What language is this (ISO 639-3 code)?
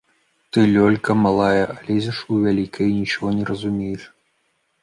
bel